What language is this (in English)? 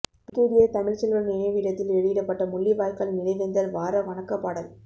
Tamil